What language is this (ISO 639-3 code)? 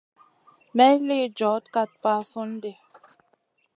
mcn